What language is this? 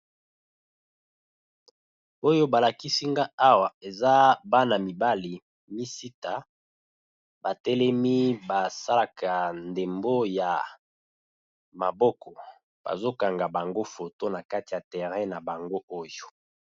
Lingala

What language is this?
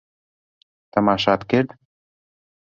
Central Kurdish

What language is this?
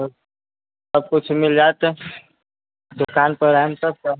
Maithili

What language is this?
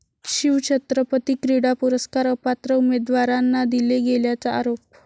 Marathi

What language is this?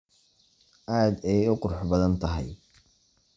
Somali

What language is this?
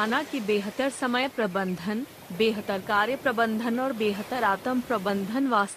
Hindi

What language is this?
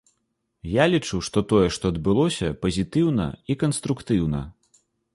Belarusian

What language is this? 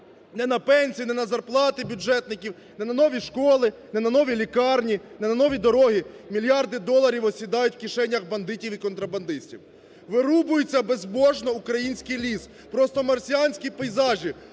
Ukrainian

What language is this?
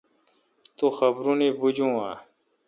Kalkoti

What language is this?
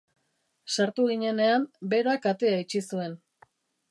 Basque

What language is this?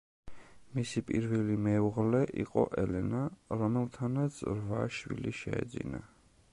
Georgian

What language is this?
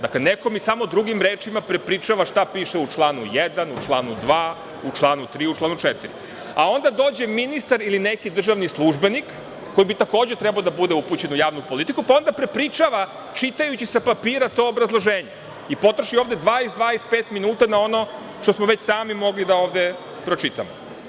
Serbian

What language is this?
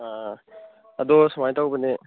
Manipuri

